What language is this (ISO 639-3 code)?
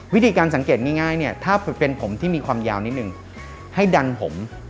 tha